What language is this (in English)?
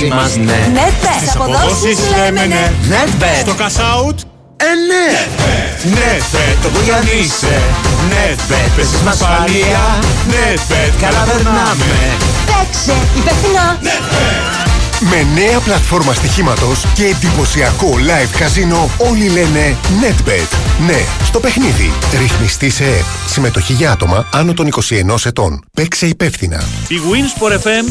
Greek